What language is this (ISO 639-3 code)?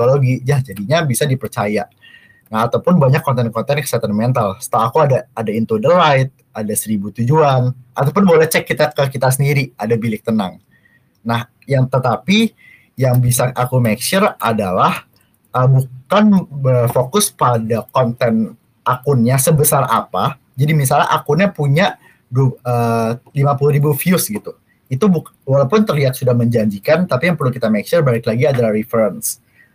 ind